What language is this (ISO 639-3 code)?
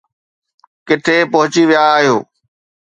snd